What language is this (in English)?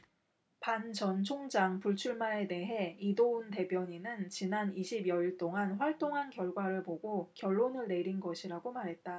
Korean